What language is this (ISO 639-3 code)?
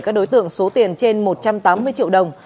vie